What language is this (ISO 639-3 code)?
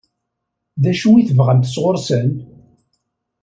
kab